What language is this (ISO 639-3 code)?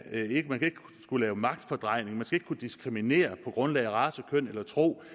dan